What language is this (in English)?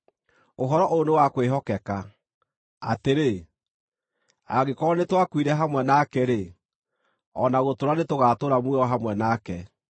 Kikuyu